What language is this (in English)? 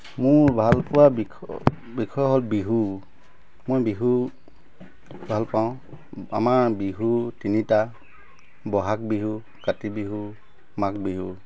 Assamese